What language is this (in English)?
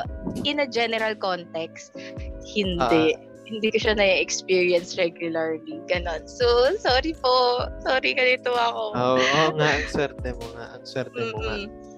Filipino